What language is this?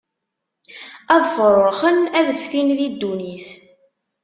Kabyle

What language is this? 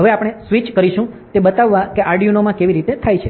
Gujarati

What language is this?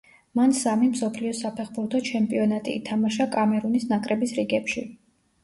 Georgian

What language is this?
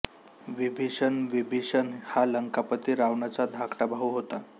Marathi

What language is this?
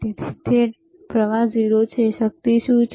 Gujarati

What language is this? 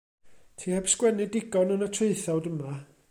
Welsh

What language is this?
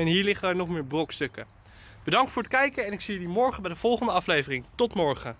Dutch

